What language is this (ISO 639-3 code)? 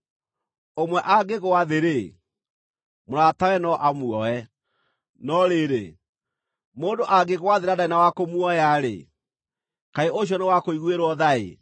kik